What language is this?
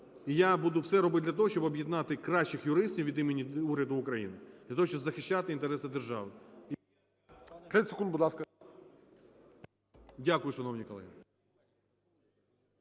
Ukrainian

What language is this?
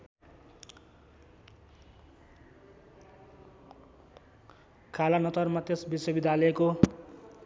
Nepali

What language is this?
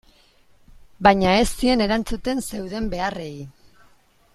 Basque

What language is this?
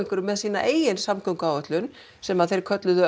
Icelandic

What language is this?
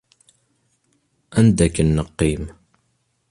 Kabyle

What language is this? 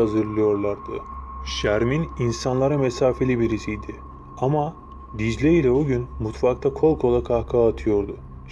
Turkish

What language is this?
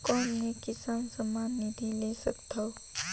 Chhattisgarhi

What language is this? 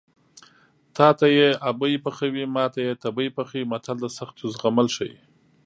Pashto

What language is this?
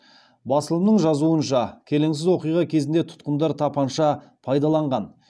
Kazakh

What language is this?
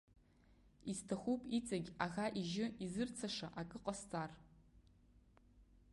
Abkhazian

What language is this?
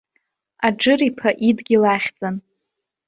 Abkhazian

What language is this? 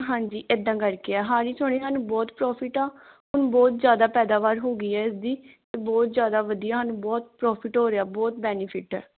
Punjabi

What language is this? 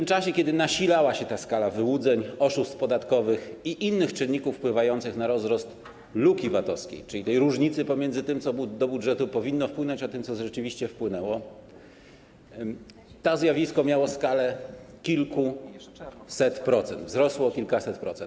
Polish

